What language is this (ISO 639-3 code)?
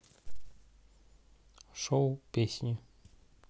rus